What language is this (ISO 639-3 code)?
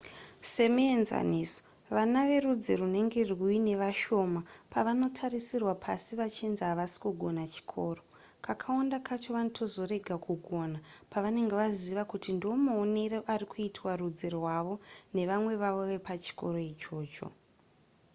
sna